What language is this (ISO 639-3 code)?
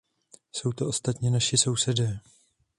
ces